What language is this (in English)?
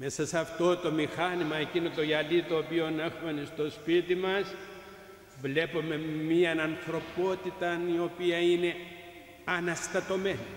Greek